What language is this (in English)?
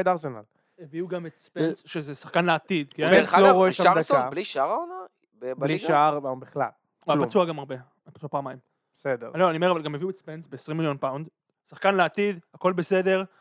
Hebrew